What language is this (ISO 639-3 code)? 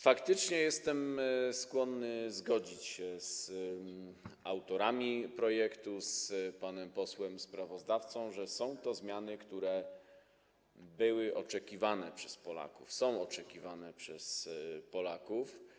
pol